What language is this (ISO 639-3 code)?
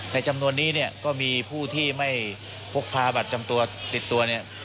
tha